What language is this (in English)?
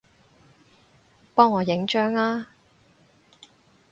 Cantonese